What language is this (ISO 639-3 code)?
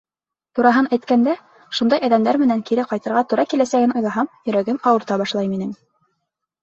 bak